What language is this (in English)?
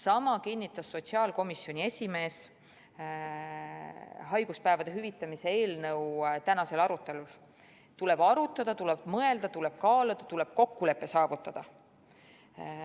Estonian